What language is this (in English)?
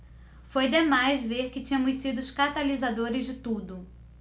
Portuguese